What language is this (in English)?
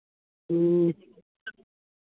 Santali